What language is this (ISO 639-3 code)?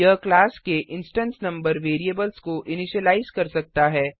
hin